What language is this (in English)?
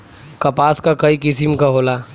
Bhojpuri